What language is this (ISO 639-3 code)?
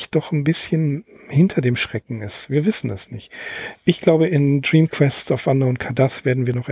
deu